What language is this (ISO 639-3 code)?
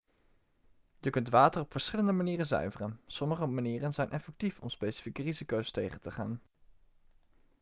nld